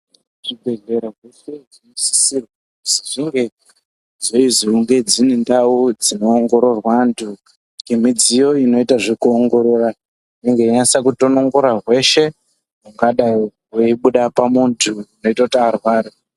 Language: Ndau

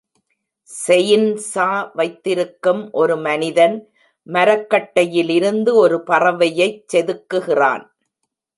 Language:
Tamil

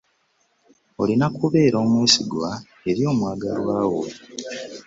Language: Ganda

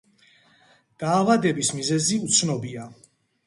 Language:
Georgian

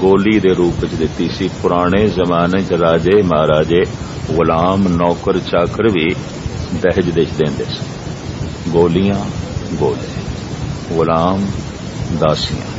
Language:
Hindi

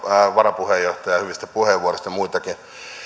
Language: Finnish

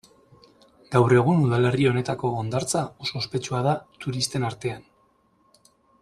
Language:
Basque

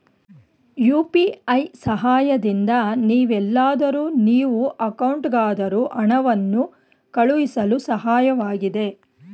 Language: Kannada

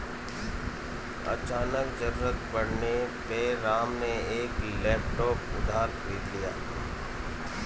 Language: Hindi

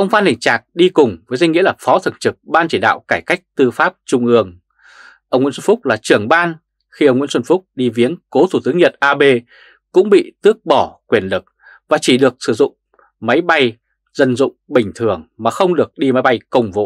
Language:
Vietnamese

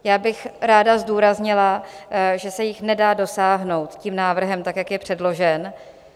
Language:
Czech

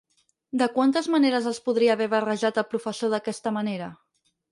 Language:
Catalan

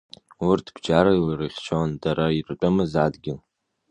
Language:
Abkhazian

